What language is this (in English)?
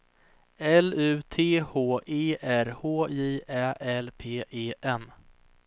Swedish